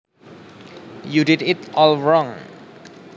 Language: Javanese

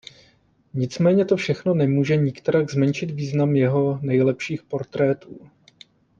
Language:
Czech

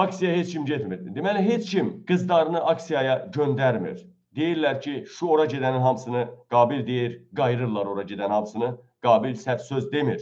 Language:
Turkish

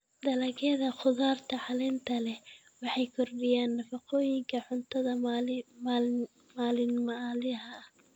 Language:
Somali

